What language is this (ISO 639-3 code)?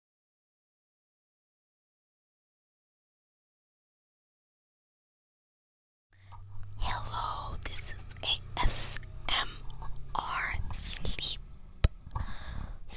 eng